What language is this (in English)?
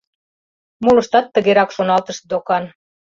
Mari